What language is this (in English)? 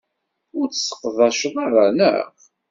Kabyle